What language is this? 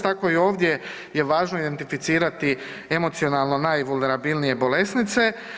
Croatian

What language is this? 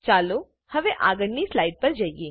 Gujarati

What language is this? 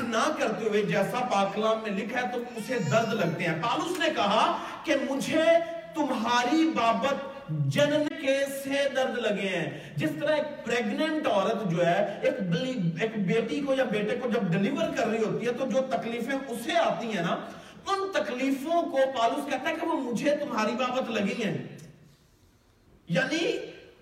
Urdu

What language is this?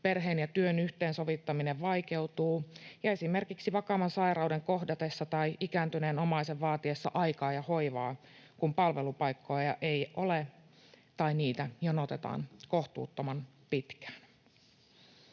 Finnish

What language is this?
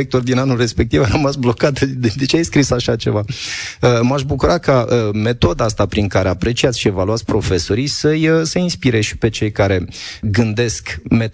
Romanian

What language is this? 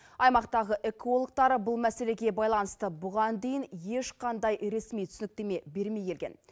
Kazakh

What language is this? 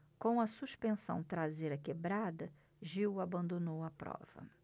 Portuguese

